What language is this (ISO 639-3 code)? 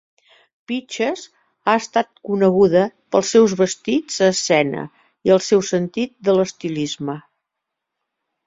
cat